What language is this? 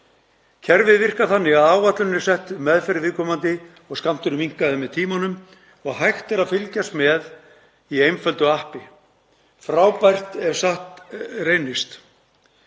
Icelandic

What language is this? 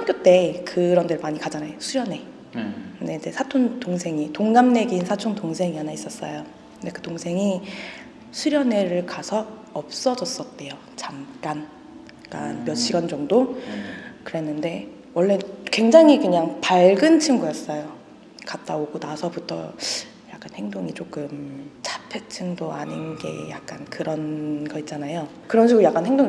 Korean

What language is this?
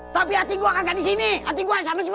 Indonesian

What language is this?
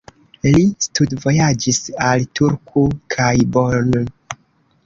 Esperanto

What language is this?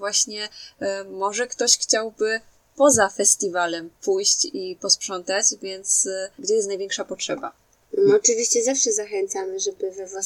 Polish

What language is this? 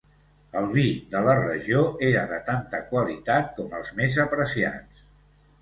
Catalan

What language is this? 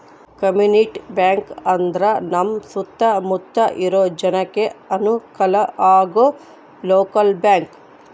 Kannada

